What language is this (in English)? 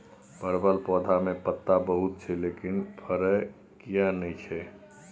Maithili